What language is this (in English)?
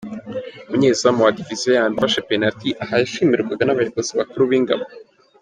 Kinyarwanda